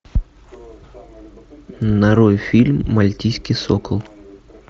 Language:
Russian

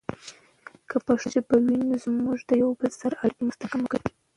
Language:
Pashto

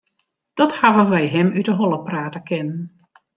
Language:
Western Frisian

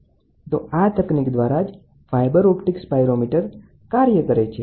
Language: Gujarati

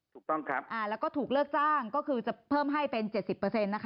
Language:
Thai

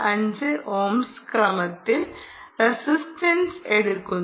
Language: Malayalam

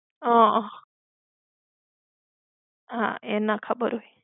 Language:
Gujarati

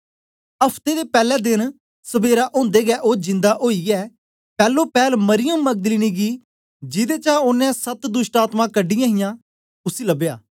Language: Dogri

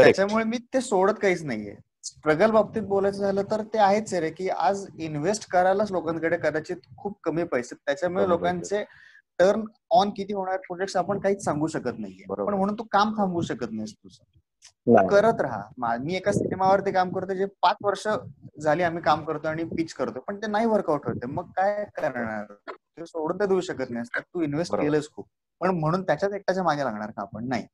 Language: Marathi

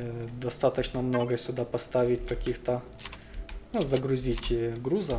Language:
Russian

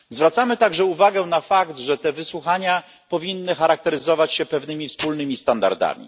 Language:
Polish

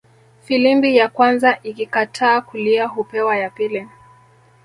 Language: Swahili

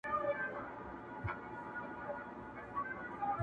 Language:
Pashto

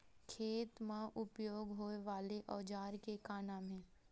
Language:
Chhattisgarhi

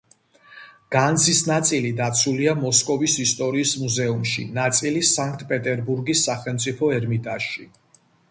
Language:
Georgian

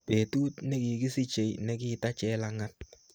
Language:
Kalenjin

